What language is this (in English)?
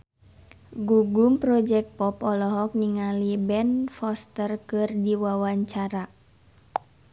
Sundanese